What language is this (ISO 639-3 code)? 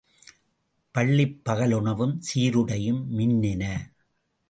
tam